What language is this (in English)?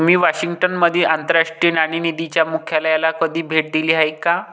Marathi